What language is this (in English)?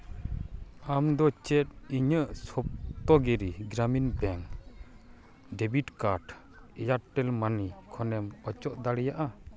Santali